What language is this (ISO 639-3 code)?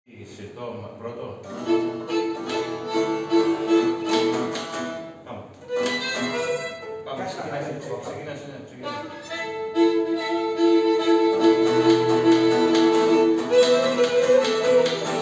ell